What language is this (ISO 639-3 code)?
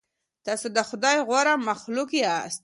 pus